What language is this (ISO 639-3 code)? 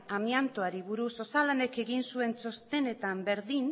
eus